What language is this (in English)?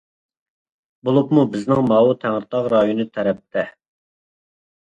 Uyghur